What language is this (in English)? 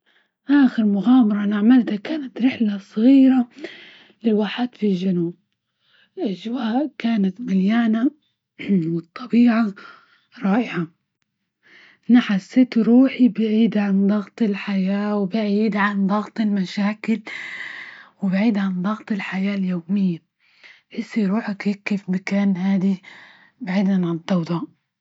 Libyan Arabic